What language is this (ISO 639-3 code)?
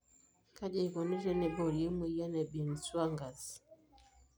mas